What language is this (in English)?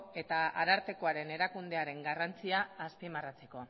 Basque